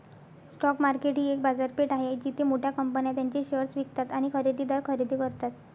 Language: Marathi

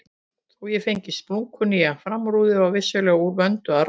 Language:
Icelandic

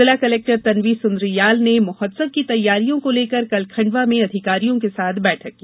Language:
Hindi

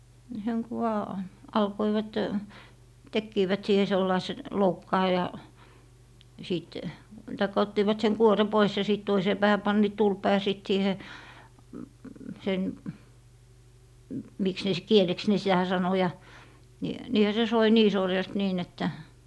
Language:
Finnish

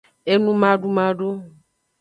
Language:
Aja (Benin)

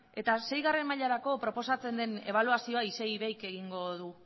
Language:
Basque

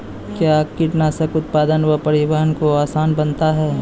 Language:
Maithili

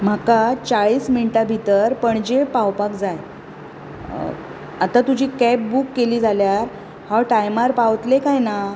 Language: Konkani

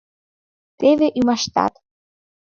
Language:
Mari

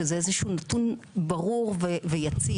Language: Hebrew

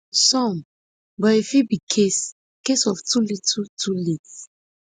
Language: Nigerian Pidgin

